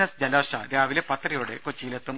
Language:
Malayalam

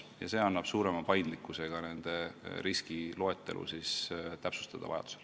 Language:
Estonian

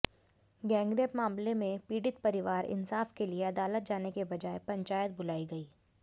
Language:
Hindi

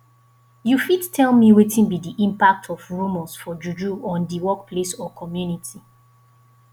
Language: Nigerian Pidgin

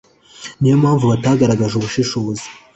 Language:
Kinyarwanda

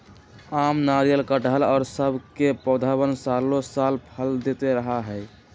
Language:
Magahi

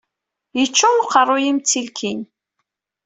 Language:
Kabyle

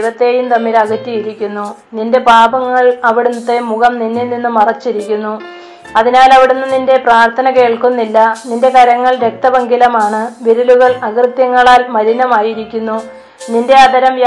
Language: Malayalam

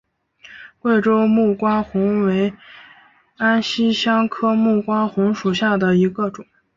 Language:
Chinese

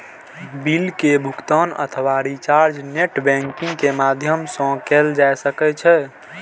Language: Maithili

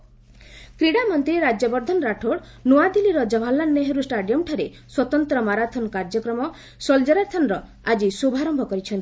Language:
Odia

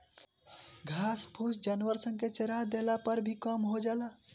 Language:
Bhojpuri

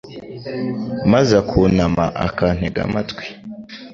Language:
Kinyarwanda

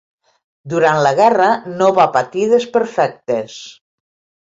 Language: Catalan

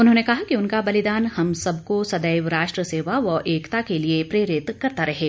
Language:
Hindi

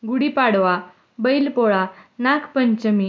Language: Marathi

